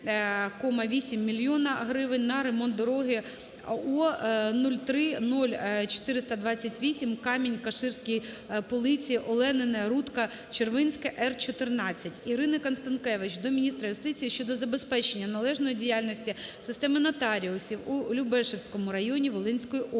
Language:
Ukrainian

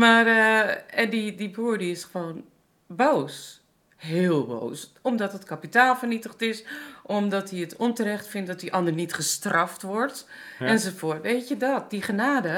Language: Dutch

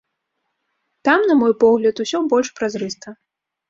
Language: Belarusian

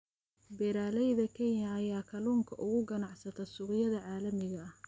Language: Somali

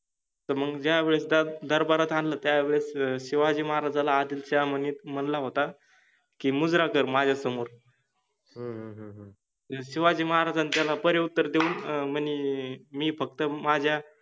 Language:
Marathi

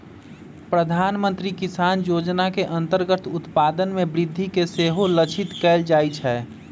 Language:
Magahi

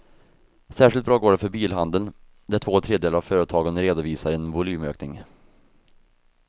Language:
Swedish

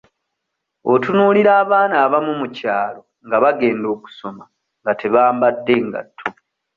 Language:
Ganda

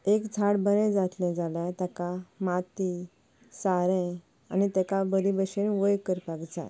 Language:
Konkani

